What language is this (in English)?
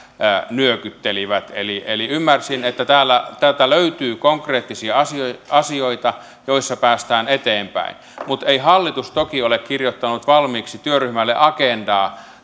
Finnish